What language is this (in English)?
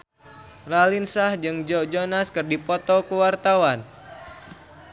Sundanese